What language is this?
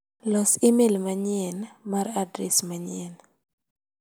Luo (Kenya and Tanzania)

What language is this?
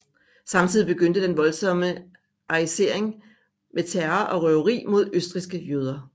Danish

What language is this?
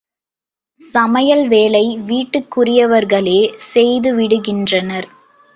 Tamil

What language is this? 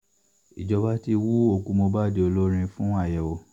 Yoruba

